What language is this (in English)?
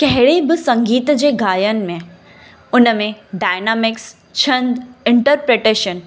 Sindhi